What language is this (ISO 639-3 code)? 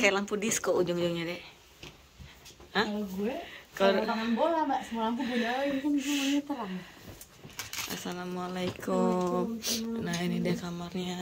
ind